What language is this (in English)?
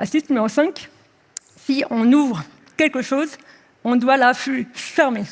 French